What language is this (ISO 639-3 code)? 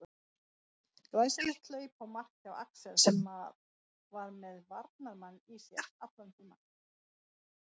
isl